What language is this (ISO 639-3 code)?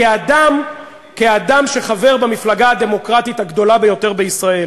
heb